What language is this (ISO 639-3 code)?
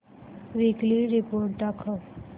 mar